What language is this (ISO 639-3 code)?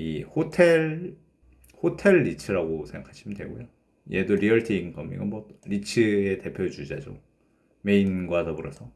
kor